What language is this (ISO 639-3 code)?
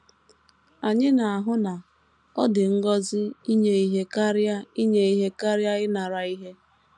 ibo